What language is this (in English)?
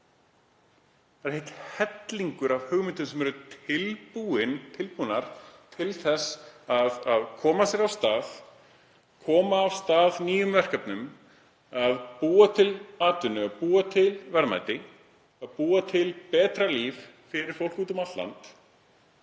Icelandic